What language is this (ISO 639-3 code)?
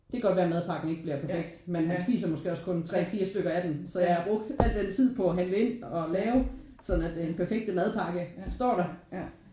dan